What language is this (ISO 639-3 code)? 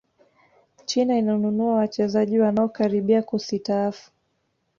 swa